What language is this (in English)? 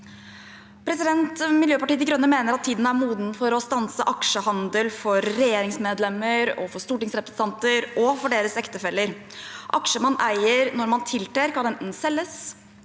Norwegian